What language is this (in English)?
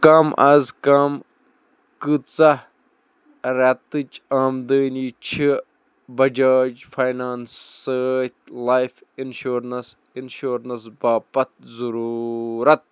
Kashmiri